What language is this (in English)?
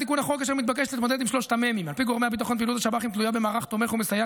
Hebrew